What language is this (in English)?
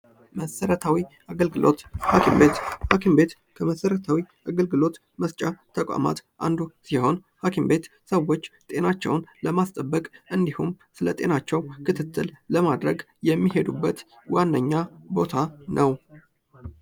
Amharic